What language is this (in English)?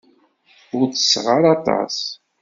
Kabyle